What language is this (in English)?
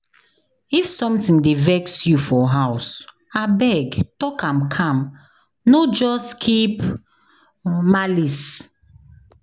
Nigerian Pidgin